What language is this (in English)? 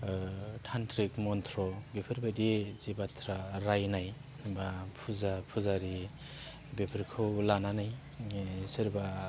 Bodo